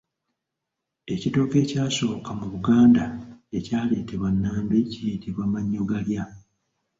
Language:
Ganda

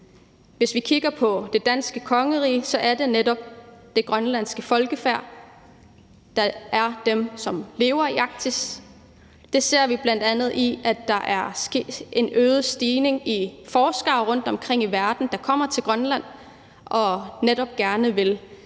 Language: Danish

